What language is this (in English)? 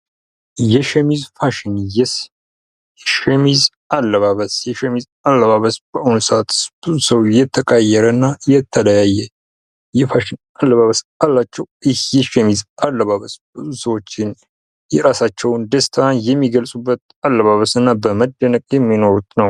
Amharic